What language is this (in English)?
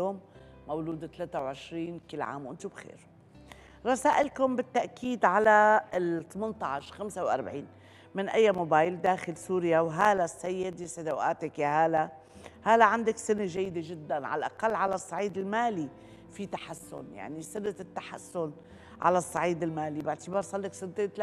Arabic